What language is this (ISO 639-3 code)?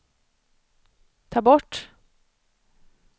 swe